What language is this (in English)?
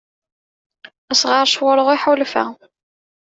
Kabyle